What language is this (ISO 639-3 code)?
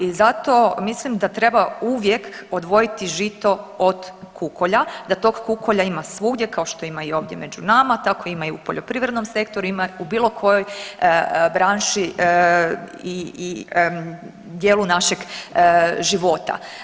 hrv